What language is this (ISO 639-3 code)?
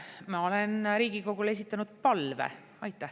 est